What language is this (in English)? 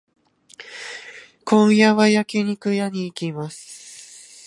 Japanese